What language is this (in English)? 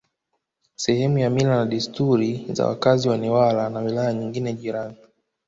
Swahili